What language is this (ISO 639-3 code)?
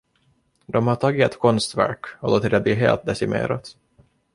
swe